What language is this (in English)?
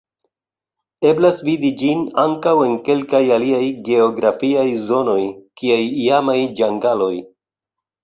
Esperanto